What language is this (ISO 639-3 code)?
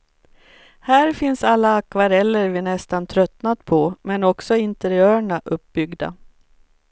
swe